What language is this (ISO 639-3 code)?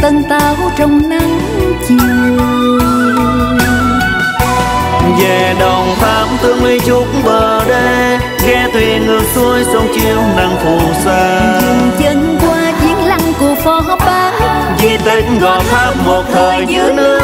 vie